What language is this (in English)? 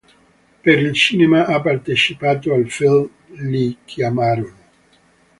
Italian